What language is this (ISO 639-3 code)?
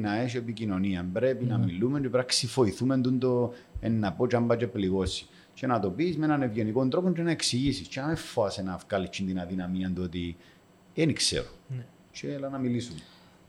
ell